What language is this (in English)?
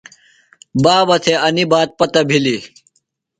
Phalura